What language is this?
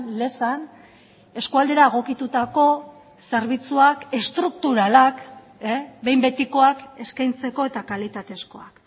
Basque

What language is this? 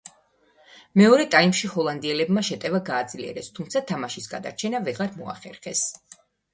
Georgian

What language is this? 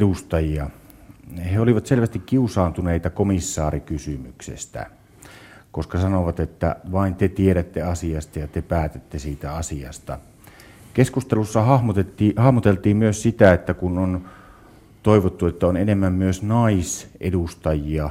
Finnish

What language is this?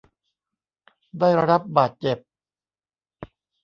Thai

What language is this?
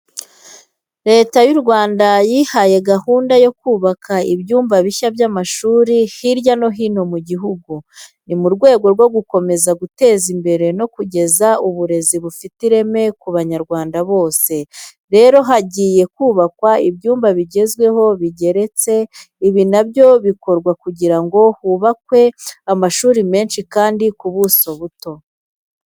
Kinyarwanda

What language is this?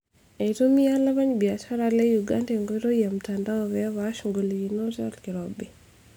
Masai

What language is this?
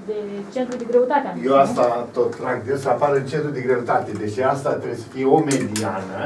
Romanian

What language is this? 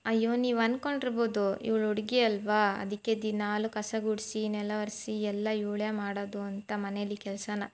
Kannada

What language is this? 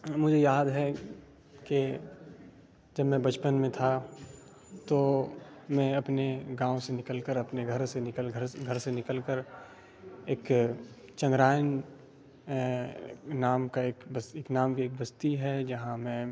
Urdu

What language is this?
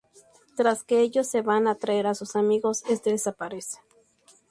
Spanish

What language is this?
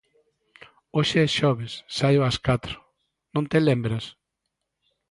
Galician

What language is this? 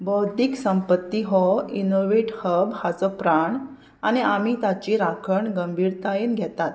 Konkani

